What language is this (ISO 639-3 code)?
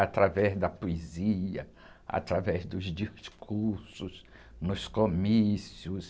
por